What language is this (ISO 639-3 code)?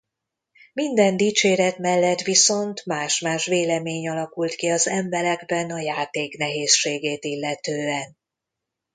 hun